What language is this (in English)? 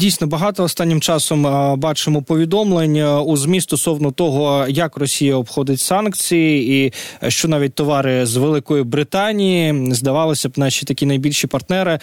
Ukrainian